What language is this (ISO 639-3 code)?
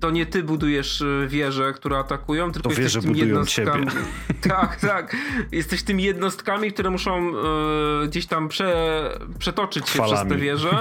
pol